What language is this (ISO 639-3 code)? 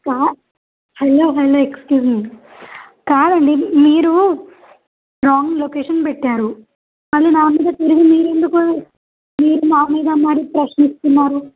tel